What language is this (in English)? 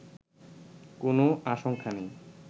Bangla